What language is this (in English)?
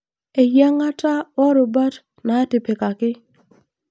Masai